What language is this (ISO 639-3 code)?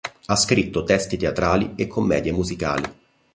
ita